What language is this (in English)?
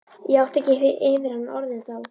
Icelandic